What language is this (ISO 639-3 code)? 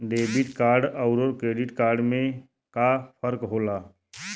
bho